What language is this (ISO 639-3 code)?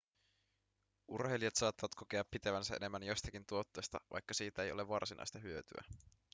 fin